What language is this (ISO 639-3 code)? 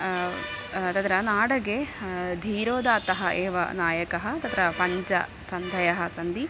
san